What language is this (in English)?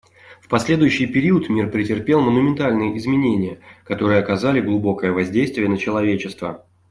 Russian